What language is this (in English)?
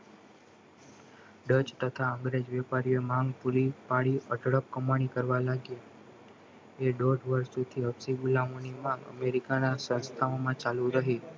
Gujarati